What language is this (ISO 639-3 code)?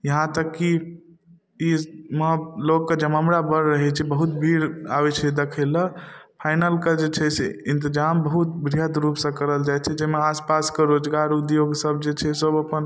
mai